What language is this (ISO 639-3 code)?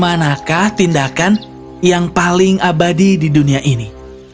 ind